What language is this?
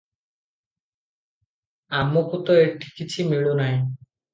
Odia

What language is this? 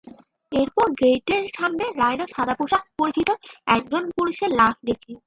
Bangla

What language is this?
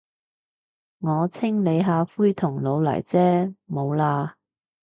Cantonese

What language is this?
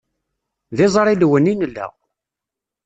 Kabyle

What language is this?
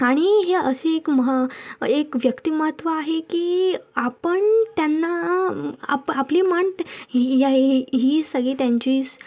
Marathi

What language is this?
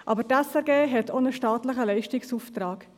Swiss German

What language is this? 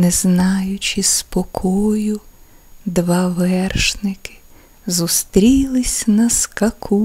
Ukrainian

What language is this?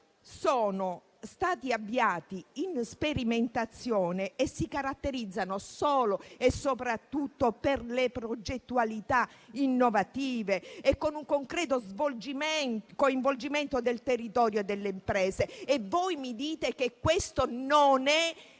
Italian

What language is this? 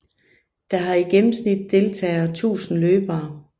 Danish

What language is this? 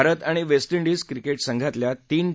Marathi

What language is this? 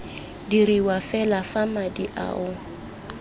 Tswana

